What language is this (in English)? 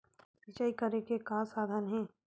Chhattisgarhi